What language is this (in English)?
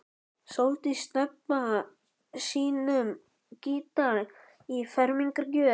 Icelandic